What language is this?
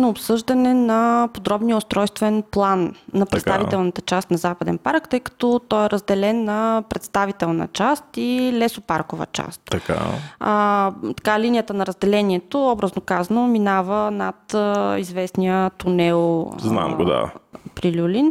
Bulgarian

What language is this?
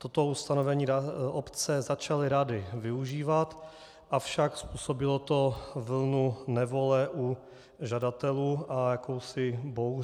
Czech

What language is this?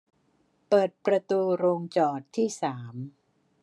Thai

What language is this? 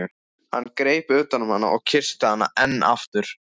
Icelandic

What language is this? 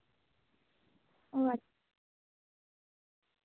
Santali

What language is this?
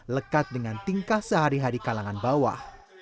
Indonesian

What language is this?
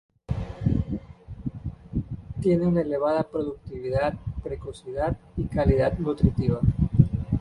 Spanish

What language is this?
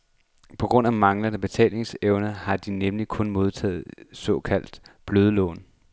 Danish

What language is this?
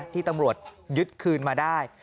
Thai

